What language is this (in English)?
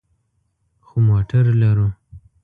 Pashto